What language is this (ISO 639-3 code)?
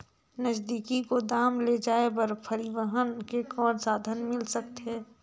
hne